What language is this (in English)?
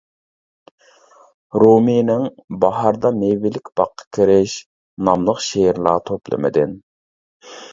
Uyghur